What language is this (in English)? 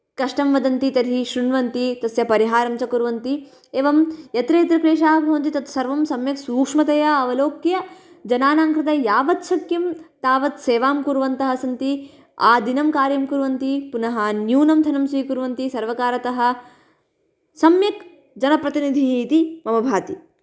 Sanskrit